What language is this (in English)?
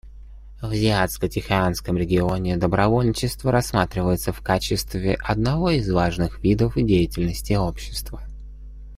Russian